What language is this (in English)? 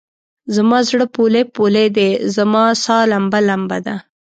Pashto